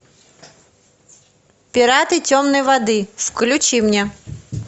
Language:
Russian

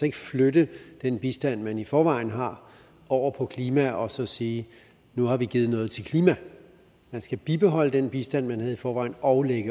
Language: Danish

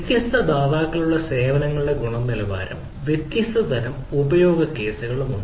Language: Malayalam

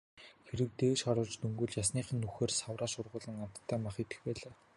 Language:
Mongolian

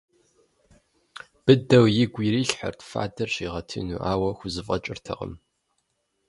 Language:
Kabardian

